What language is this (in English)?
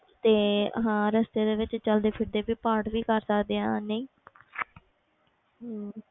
Punjabi